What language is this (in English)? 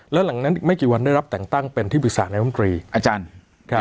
Thai